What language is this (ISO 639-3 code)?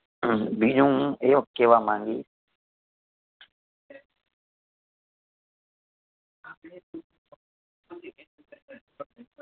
guj